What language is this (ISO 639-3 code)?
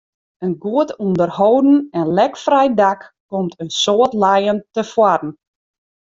fry